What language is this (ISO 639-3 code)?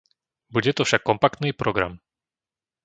slk